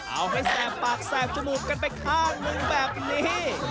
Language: Thai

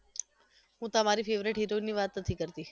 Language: Gujarati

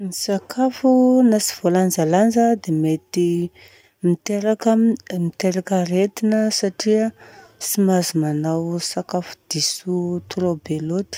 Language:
Southern Betsimisaraka Malagasy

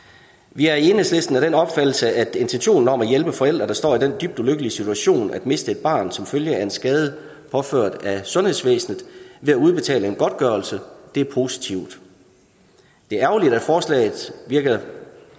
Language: Danish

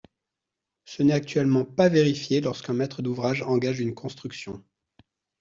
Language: French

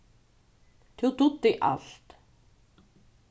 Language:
Faroese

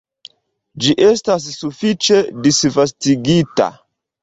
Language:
Esperanto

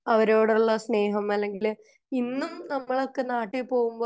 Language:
Malayalam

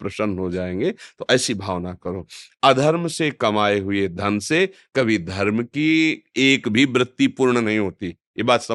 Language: Hindi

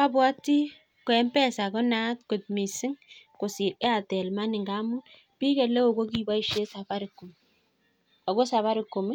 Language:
Kalenjin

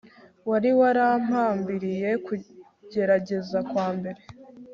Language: Kinyarwanda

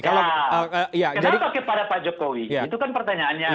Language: Indonesian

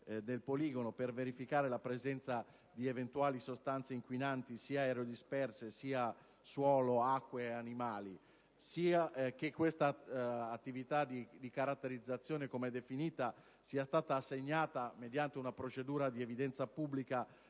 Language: Italian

